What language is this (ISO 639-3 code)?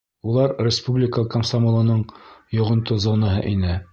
bak